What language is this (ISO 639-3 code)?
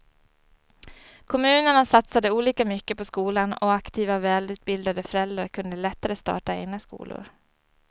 swe